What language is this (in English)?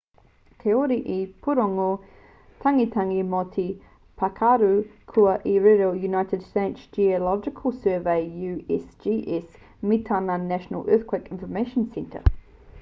Māori